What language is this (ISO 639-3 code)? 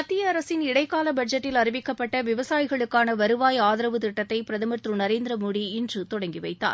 tam